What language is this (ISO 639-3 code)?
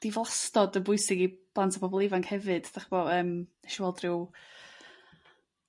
cym